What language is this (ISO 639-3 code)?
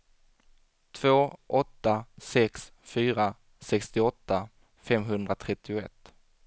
swe